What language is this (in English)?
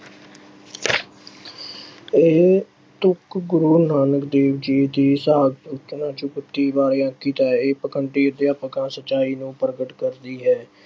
Punjabi